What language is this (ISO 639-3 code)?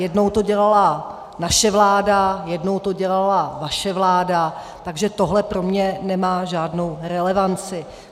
ces